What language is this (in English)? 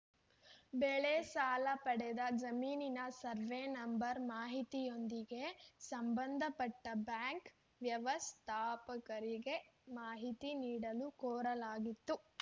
Kannada